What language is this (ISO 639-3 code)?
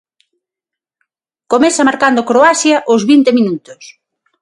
glg